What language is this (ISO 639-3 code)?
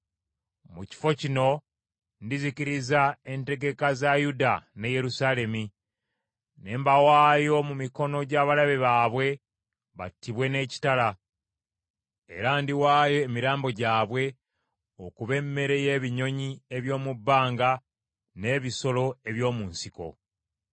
lug